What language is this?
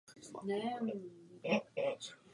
Czech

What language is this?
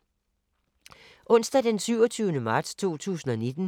Danish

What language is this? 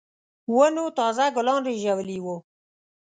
Pashto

